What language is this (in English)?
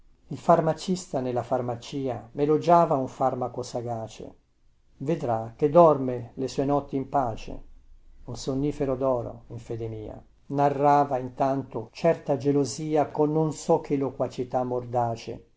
Italian